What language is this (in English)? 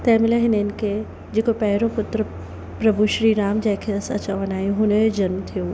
Sindhi